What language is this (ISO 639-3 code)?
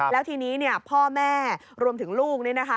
tha